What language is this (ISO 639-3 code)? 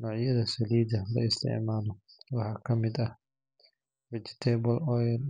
som